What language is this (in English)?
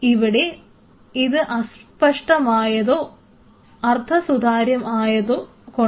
Malayalam